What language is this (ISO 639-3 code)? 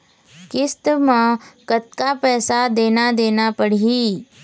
hne